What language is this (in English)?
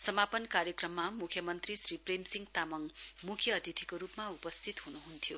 Nepali